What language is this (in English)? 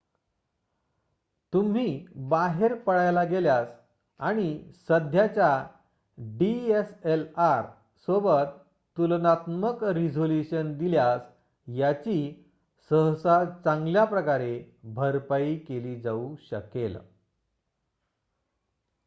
Marathi